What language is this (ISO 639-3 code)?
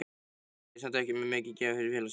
isl